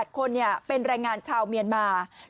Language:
Thai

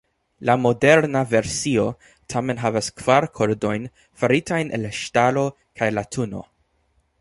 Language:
Esperanto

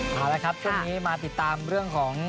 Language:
Thai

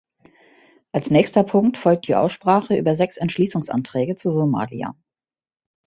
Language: German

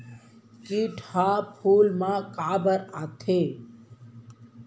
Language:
Chhattisgarhi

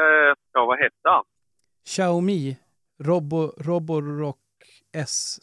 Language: Swedish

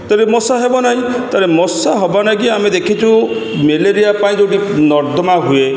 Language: Odia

